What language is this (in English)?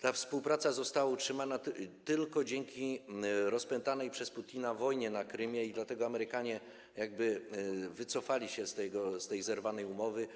Polish